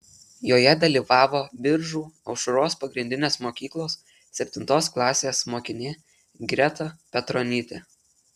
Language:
Lithuanian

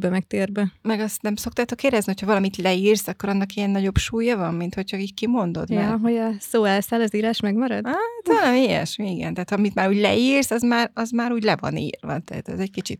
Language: Hungarian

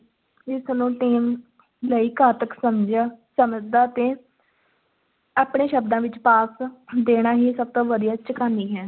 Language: Punjabi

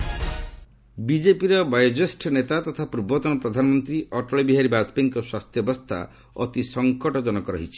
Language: Odia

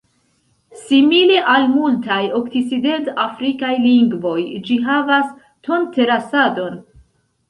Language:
Esperanto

